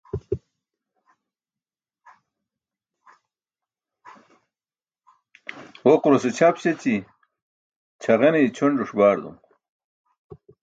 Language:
Burushaski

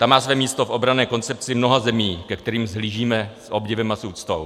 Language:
Czech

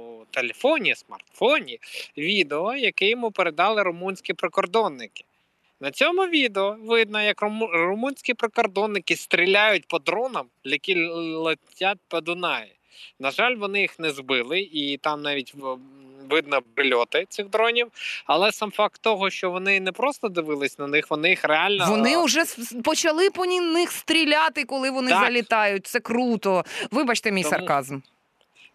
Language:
Ukrainian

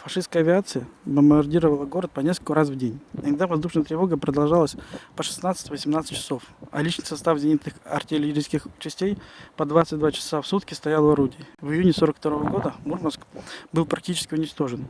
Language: Russian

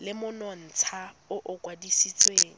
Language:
Tswana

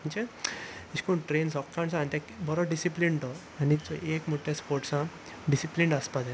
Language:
Konkani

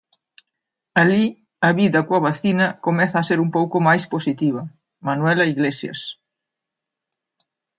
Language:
Galician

